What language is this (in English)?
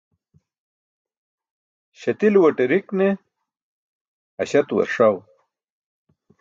Burushaski